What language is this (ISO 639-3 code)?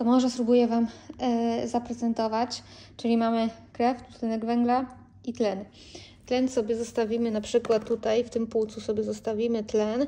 pol